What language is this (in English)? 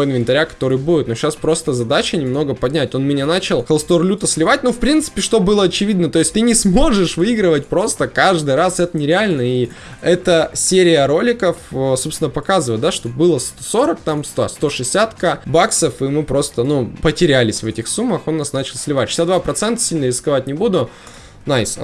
Russian